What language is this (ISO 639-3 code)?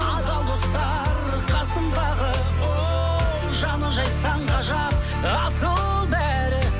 kaz